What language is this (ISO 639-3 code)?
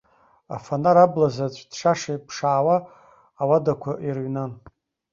abk